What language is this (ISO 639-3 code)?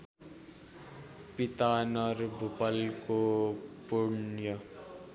nep